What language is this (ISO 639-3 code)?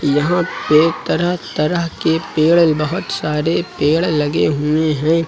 hin